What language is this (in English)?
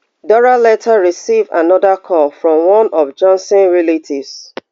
Nigerian Pidgin